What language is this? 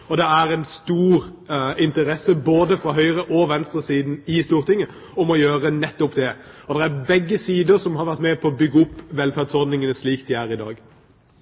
Norwegian Bokmål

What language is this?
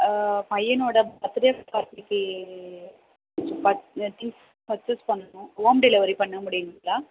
Tamil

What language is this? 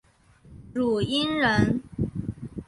Chinese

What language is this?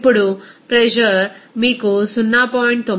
Telugu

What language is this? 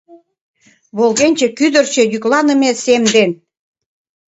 Mari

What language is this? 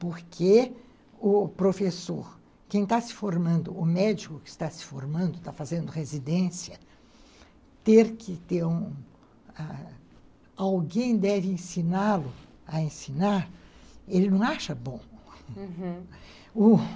Portuguese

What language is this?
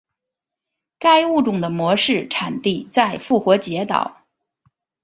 Chinese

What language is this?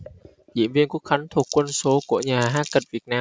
Vietnamese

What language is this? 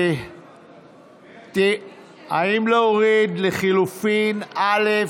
Hebrew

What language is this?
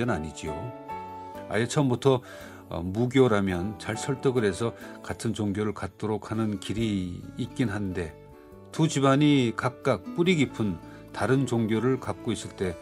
Korean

